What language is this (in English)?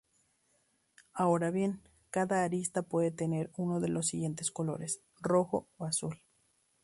Spanish